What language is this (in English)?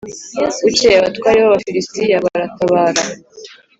Kinyarwanda